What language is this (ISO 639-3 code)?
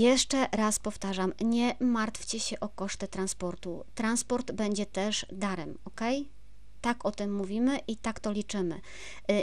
pol